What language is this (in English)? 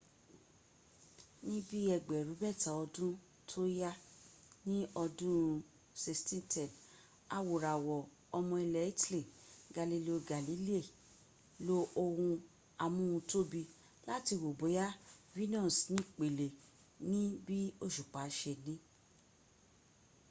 Yoruba